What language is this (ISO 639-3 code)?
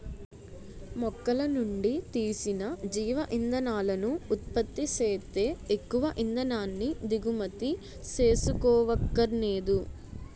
tel